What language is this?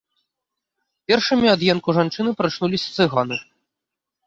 Belarusian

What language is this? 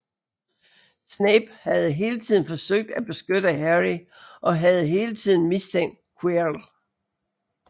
Danish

